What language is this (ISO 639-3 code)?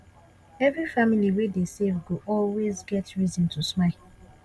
pcm